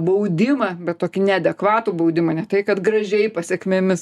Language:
Lithuanian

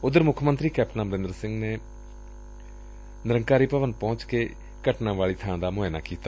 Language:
Punjabi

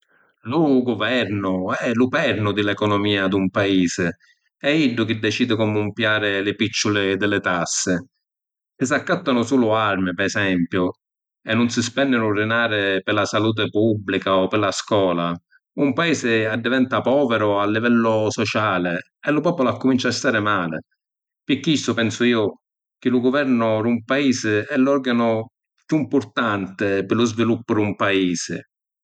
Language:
Sicilian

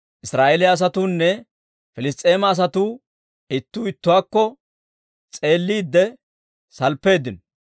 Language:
Dawro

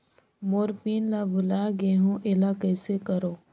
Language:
Chhattisgarhi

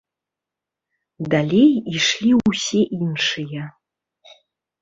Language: Belarusian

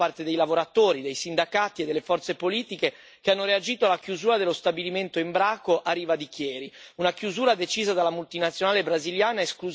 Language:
Italian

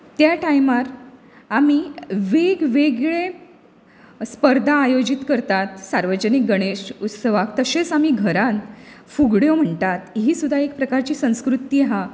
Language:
Konkani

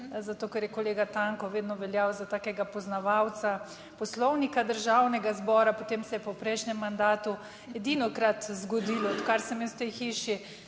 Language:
Slovenian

